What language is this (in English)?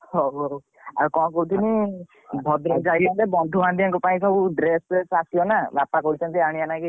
Odia